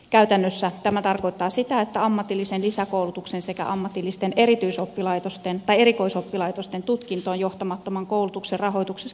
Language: Finnish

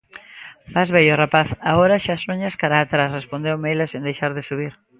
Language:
Galician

